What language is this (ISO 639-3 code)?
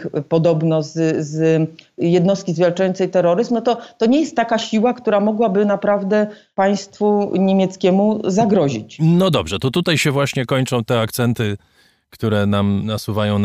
pol